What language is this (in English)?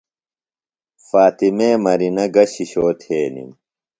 Phalura